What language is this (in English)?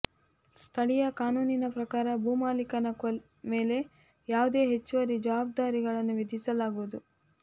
Kannada